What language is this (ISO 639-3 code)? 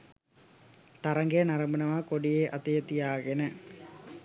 sin